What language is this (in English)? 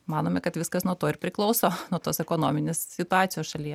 Lithuanian